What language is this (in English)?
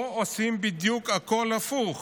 Hebrew